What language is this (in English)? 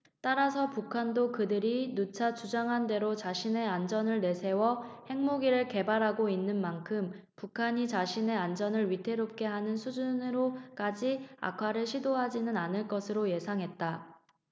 Korean